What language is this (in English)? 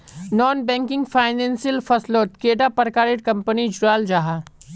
Magahi